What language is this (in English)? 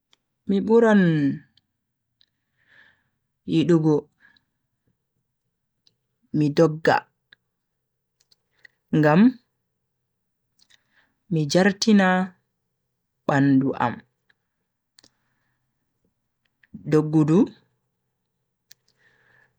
Bagirmi Fulfulde